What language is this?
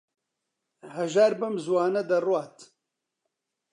Central Kurdish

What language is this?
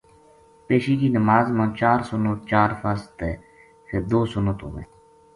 Gujari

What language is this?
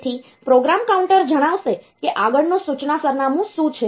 Gujarati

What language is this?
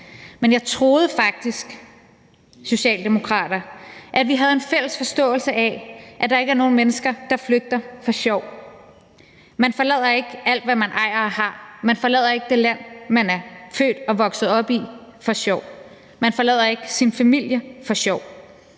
Danish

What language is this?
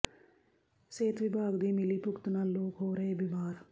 Punjabi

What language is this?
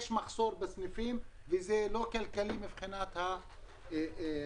Hebrew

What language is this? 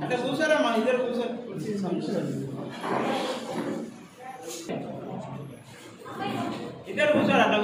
Hindi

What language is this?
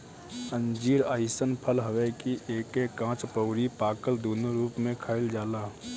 Bhojpuri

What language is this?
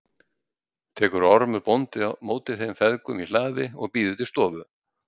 Icelandic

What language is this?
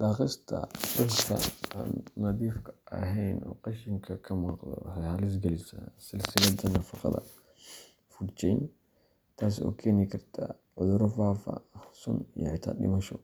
Somali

